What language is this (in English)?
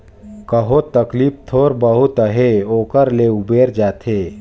Chhattisgarhi